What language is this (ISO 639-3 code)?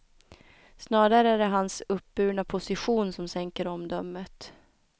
swe